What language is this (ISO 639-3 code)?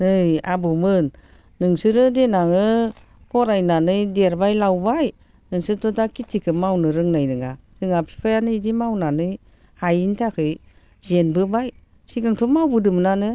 brx